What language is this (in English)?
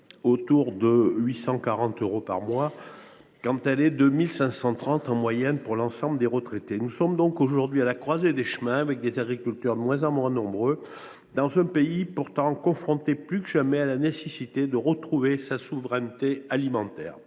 French